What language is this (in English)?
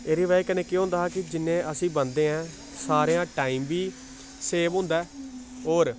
Dogri